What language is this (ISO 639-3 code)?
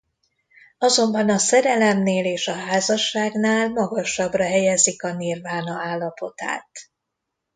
hun